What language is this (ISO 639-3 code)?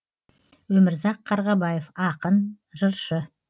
kaz